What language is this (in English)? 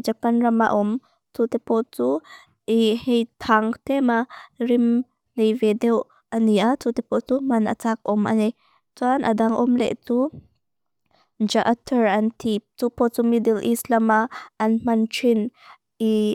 Mizo